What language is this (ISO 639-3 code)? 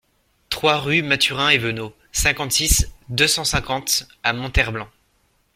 fra